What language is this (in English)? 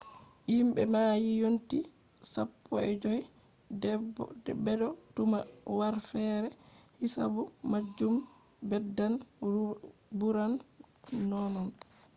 Fula